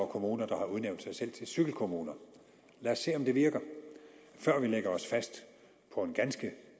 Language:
Danish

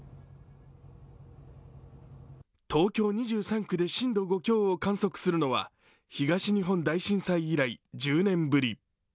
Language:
Japanese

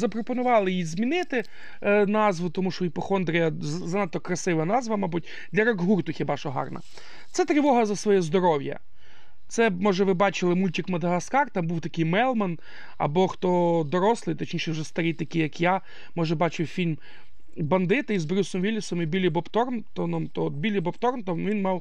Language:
Ukrainian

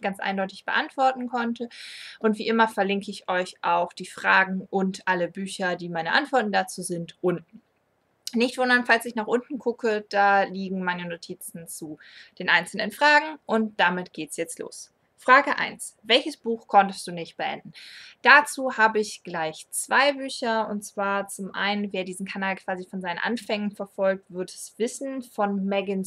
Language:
German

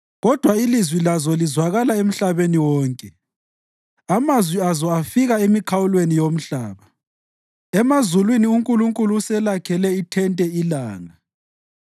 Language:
North Ndebele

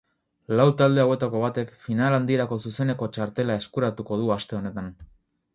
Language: Basque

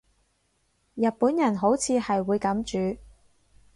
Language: Cantonese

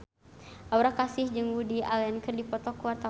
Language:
Sundanese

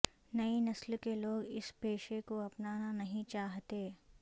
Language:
Urdu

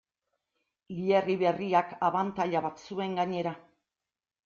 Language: Basque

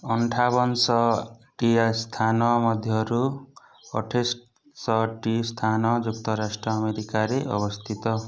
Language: Odia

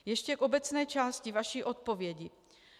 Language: Czech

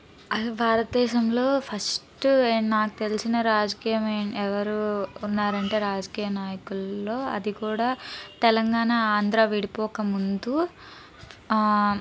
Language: Telugu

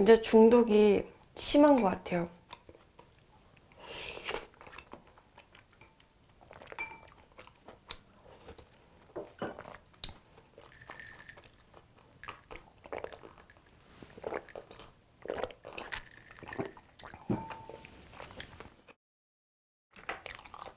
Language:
Korean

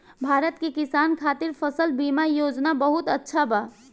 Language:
Bhojpuri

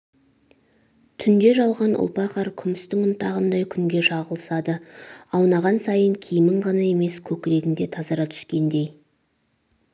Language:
Kazakh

